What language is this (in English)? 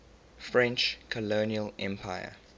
English